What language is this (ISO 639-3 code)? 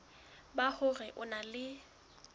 sot